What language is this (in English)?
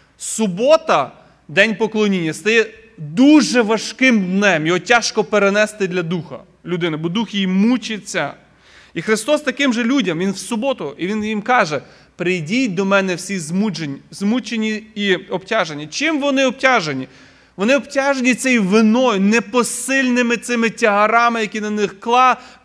Ukrainian